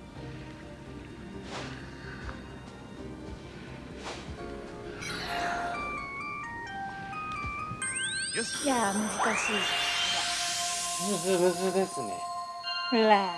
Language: Japanese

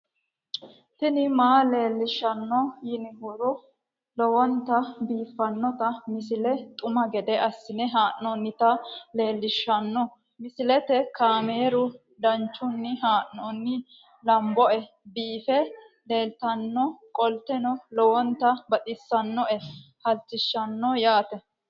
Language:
Sidamo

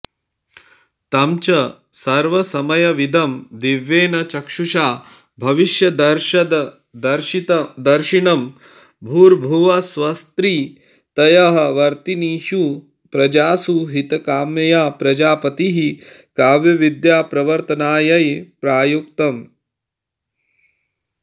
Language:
Sanskrit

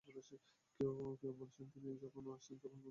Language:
Bangla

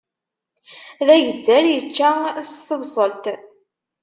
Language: Kabyle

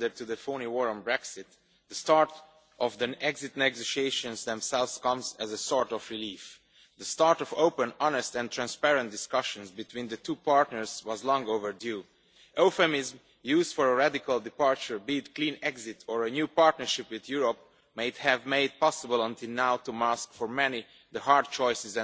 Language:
English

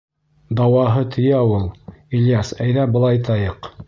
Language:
Bashkir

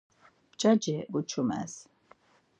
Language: Laz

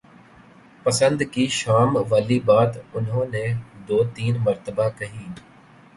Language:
Urdu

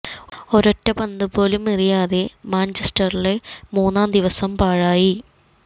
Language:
Malayalam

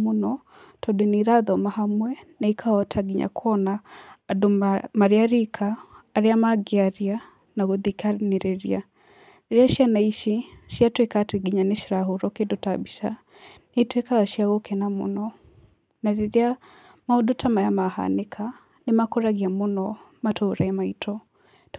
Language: Kikuyu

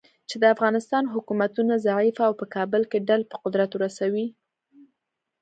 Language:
Pashto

